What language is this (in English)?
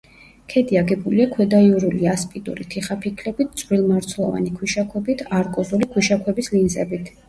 Georgian